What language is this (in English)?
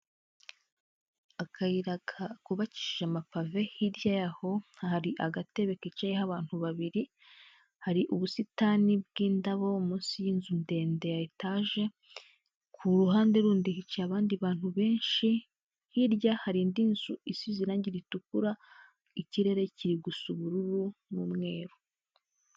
Kinyarwanda